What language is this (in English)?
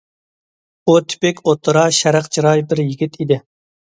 Uyghur